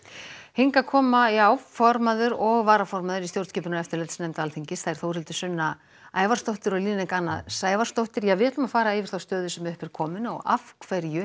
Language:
Icelandic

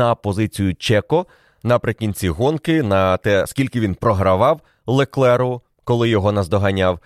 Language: Ukrainian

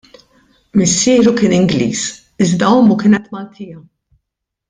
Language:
Maltese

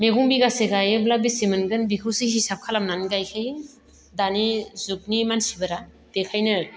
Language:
Bodo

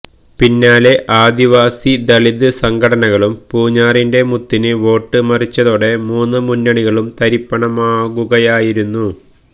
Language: Malayalam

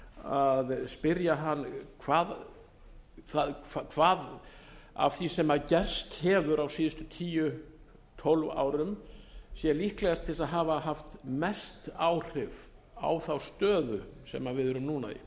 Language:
Icelandic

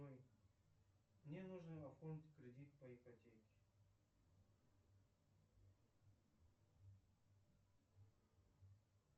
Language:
Russian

